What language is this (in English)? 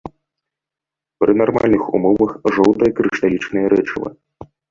Belarusian